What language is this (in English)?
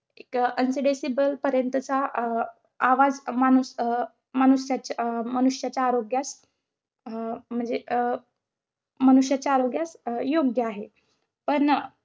Marathi